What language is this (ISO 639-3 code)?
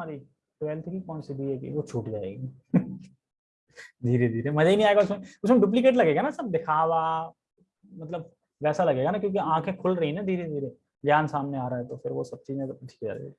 hin